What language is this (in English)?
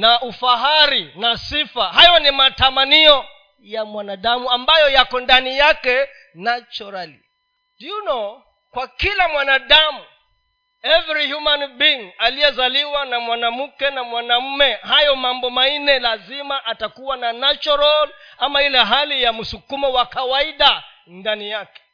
Swahili